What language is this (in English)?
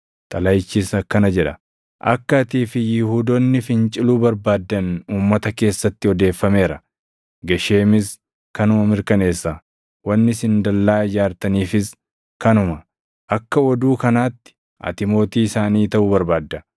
Oromo